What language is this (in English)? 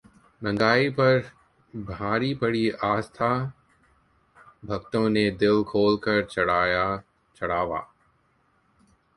Hindi